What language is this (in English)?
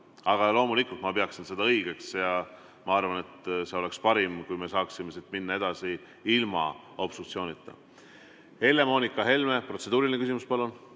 Estonian